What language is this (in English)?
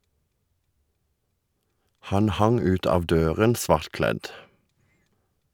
Norwegian